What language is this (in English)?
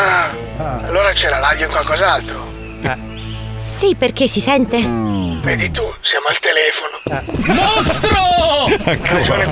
Italian